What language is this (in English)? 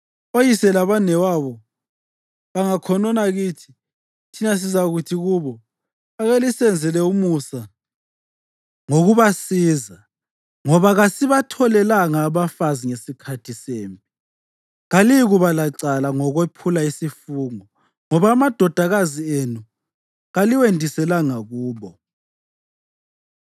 North Ndebele